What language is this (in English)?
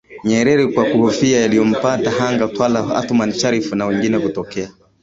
Swahili